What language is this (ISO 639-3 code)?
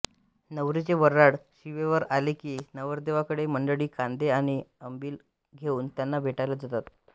mar